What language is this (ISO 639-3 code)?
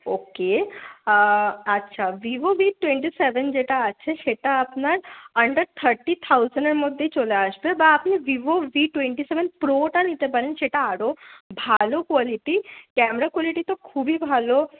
ben